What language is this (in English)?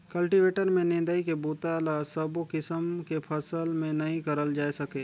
Chhattisgarhi